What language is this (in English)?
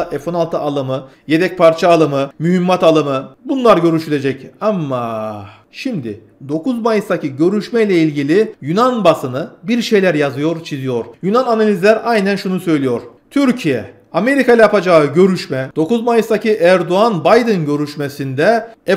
Turkish